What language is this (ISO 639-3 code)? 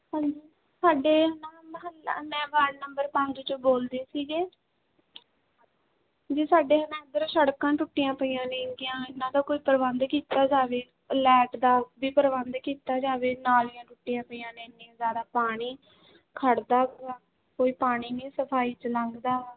pan